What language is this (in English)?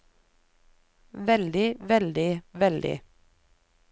Norwegian